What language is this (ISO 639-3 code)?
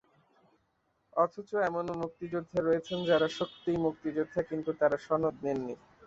ben